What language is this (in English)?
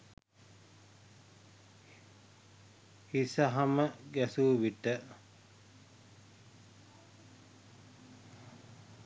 Sinhala